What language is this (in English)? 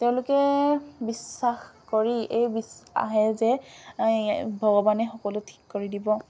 Assamese